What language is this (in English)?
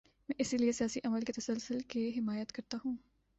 Urdu